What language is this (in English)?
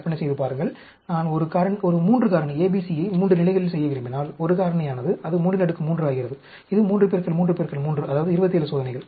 Tamil